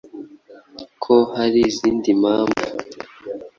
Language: Kinyarwanda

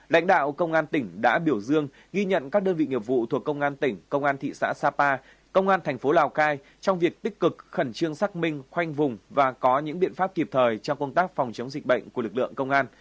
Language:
Vietnamese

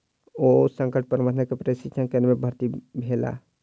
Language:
Maithili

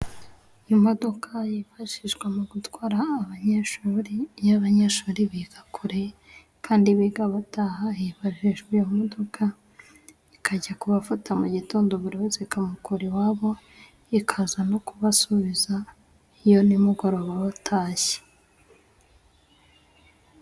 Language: Kinyarwanda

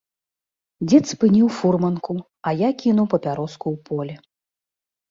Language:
Belarusian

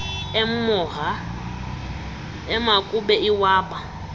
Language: Xhosa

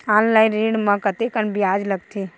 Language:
Chhattisgarhi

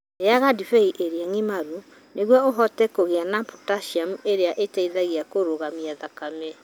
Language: Kikuyu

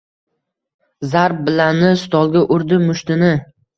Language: Uzbek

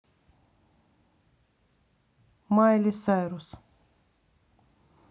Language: Russian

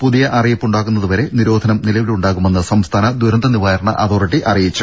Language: Malayalam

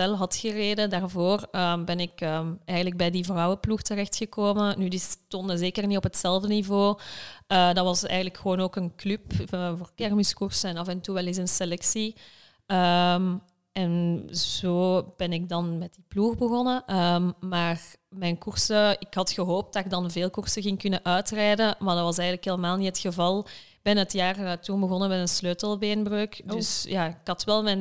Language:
Dutch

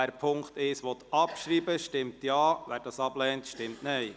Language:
Swiss German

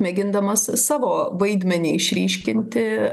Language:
Lithuanian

